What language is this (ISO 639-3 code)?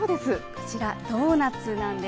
jpn